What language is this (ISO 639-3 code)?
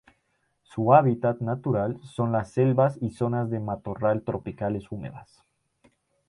spa